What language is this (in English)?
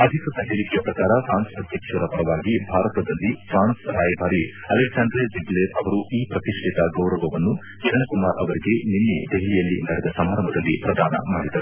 Kannada